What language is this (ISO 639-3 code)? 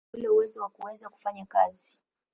swa